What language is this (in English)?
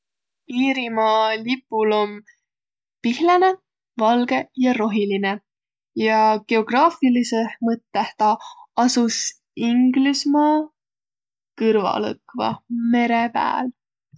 Võro